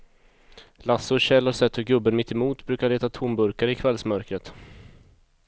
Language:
Swedish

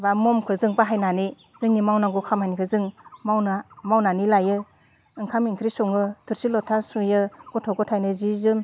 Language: Bodo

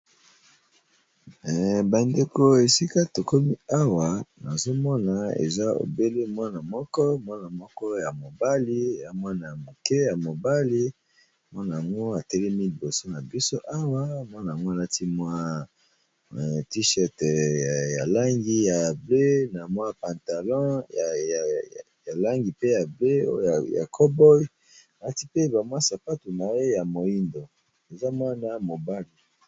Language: Lingala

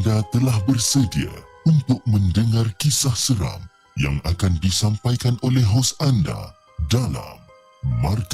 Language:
Malay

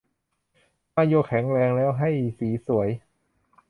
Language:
Thai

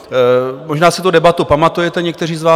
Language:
Czech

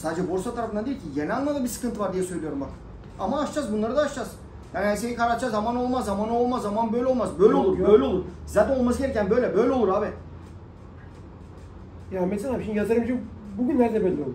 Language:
Turkish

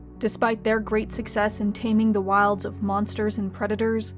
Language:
English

